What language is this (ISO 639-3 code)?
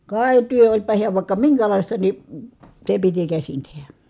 fin